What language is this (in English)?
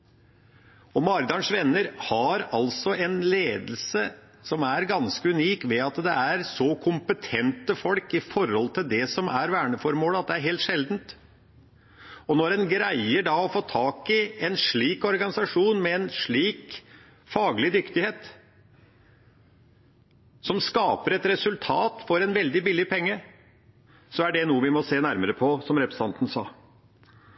Norwegian Bokmål